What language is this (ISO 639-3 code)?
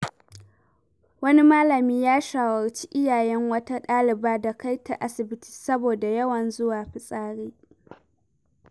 hau